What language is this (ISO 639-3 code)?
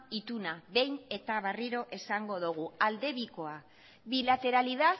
eus